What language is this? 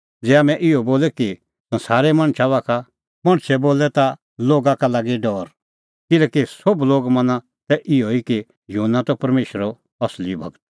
Kullu Pahari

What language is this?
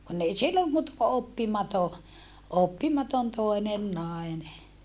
Finnish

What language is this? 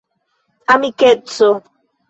Esperanto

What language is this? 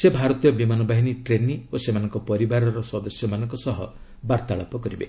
Odia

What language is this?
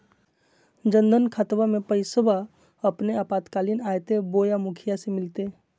Magahi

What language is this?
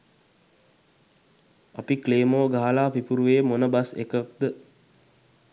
Sinhala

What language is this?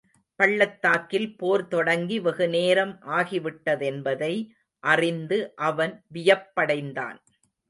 Tamil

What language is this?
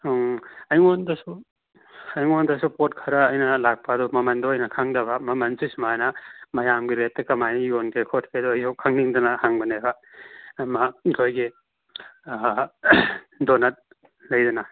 Manipuri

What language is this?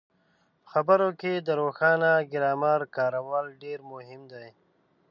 Pashto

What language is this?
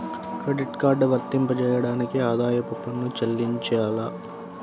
Telugu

